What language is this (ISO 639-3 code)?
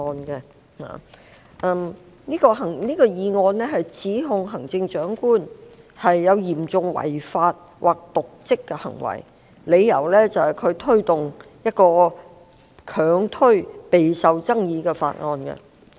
yue